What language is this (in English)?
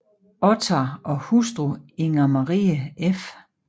Danish